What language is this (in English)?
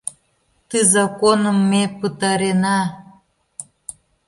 Mari